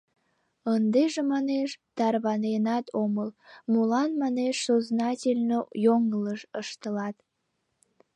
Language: Mari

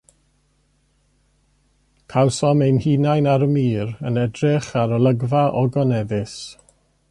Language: Welsh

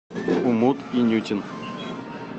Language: Russian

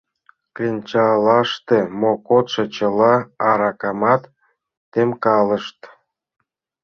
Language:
Mari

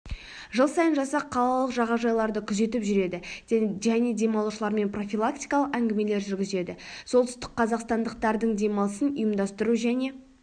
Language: Kazakh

